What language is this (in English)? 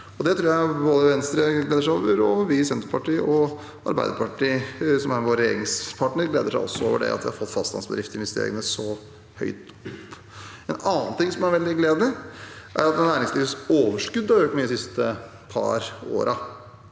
Norwegian